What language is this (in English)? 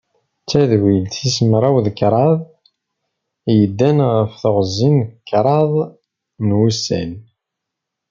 Kabyle